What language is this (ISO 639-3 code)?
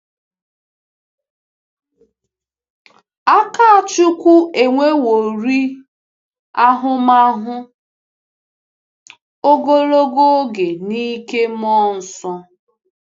ibo